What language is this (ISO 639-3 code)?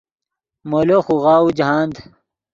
ydg